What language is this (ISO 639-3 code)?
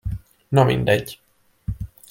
hun